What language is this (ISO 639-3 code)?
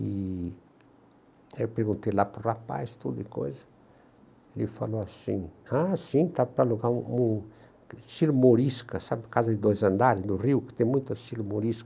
por